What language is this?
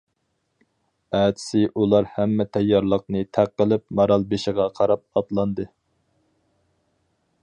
Uyghur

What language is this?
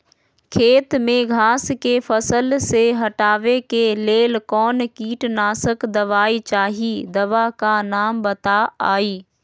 Magahi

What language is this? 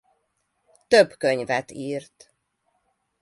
Hungarian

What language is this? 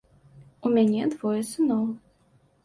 Belarusian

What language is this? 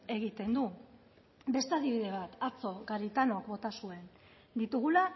Basque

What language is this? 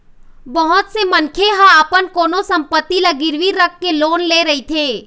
Chhattisgarhi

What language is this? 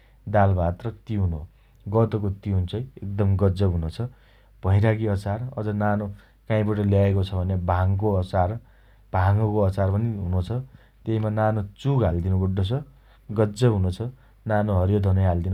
Dotyali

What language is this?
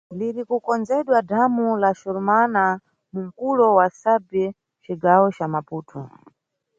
Nyungwe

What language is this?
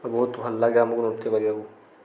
Odia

